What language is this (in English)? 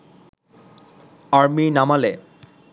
Bangla